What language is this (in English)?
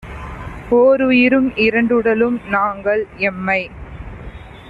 Tamil